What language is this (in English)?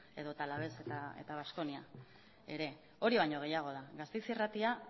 Basque